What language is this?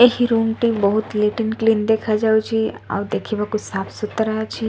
Odia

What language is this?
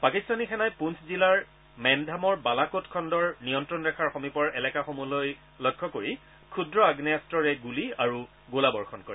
Assamese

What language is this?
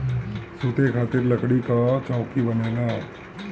Bhojpuri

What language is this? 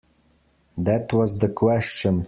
English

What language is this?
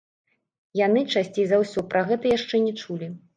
Belarusian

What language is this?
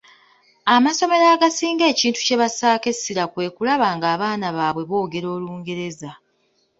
Ganda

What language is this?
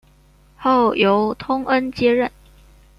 Chinese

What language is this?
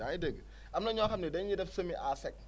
Wolof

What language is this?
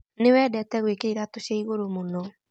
Kikuyu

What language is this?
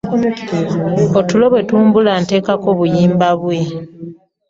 Ganda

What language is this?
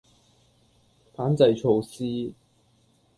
Cantonese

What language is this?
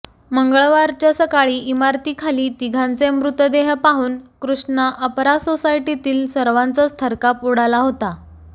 Marathi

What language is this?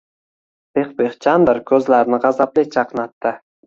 Uzbek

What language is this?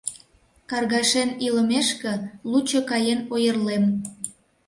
Mari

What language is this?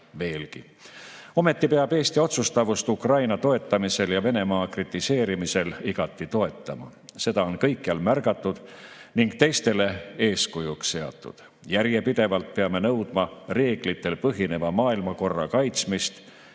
Estonian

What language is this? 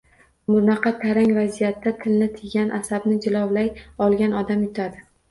Uzbek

